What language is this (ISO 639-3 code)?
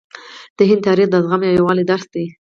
pus